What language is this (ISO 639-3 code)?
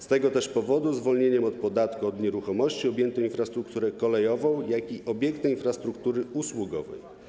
pol